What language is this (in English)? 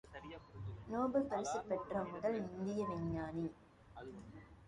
Tamil